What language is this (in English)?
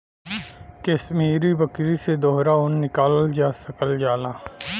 Bhojpuri